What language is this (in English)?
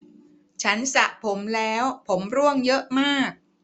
Thai